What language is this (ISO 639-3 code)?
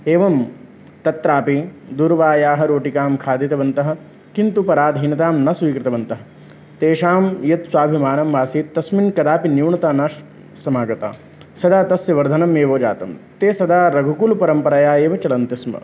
san